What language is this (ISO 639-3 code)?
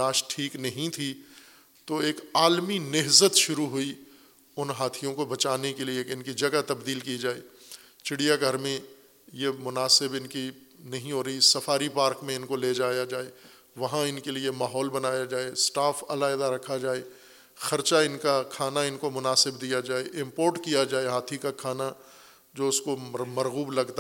urd